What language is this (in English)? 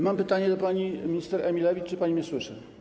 Polish